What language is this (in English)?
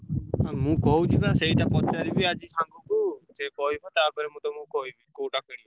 Odia